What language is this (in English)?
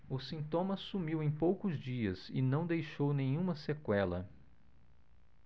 Portuguese